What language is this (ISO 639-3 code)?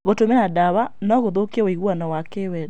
kik